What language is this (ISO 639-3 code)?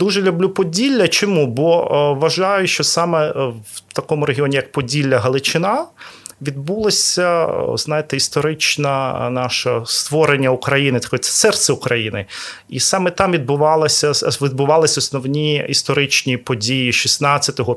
ukr